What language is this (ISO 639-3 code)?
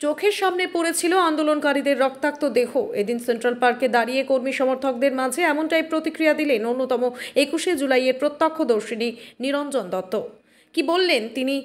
ron